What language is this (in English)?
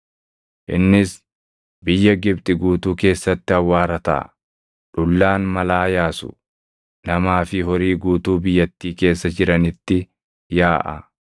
Oromo